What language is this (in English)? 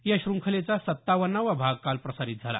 Marathi